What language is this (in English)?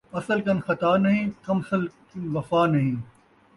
Saraiki